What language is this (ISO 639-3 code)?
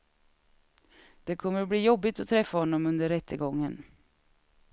swe